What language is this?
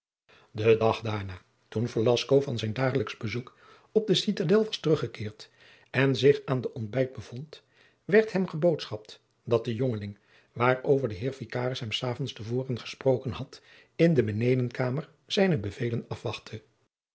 Dutch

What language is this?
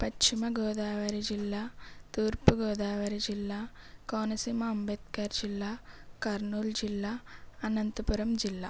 Telugu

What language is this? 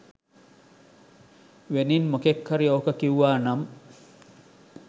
Sinhala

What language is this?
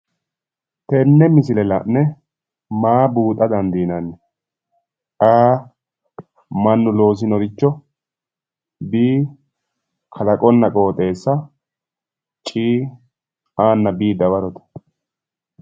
Sidamo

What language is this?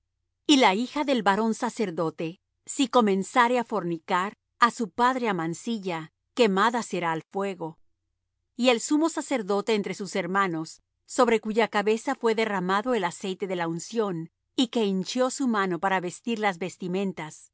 Spanish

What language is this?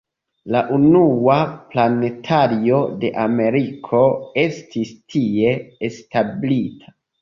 Esperanto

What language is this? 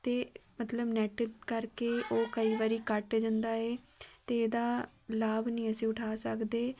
Punjabi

